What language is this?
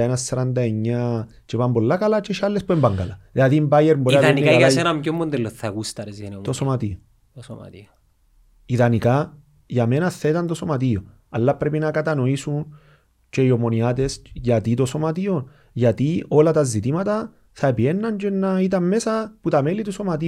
Greek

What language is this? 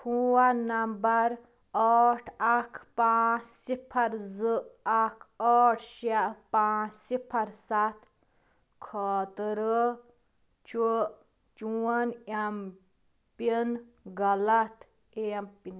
Kashmiri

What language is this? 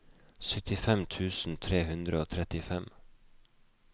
Norwegian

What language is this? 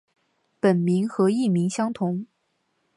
Chinese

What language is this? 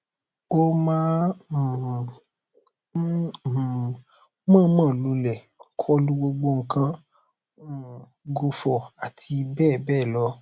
Yoruba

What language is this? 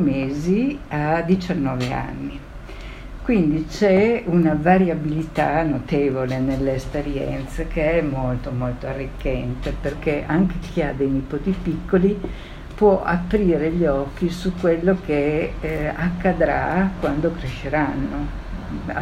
Italian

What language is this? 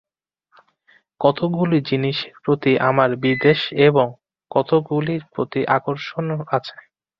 Bangla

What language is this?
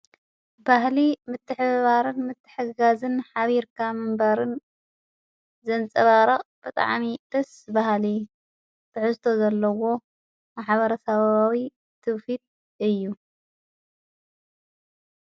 Tigrinya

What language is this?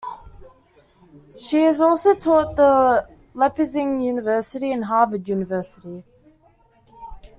English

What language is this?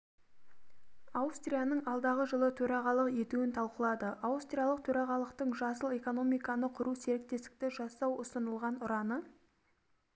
Kazakh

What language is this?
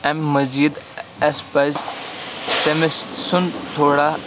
Kashmiri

